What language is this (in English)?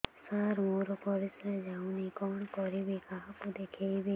Odia